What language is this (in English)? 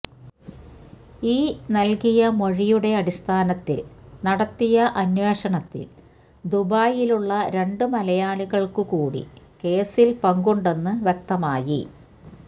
Malayalam